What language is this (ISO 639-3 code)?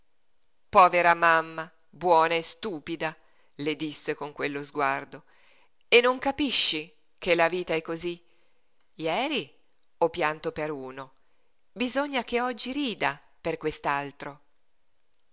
ita